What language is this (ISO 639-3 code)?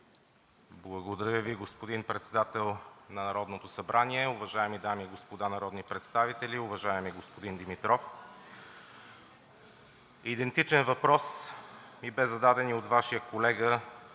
bul